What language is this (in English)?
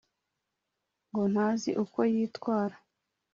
Kinyarwanda